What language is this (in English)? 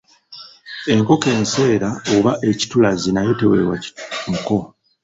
Ganda